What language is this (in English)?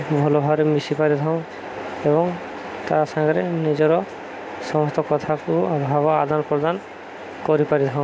Odia